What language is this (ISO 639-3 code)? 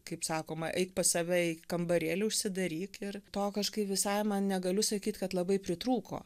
lit